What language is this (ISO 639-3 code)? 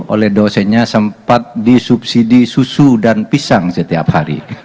ind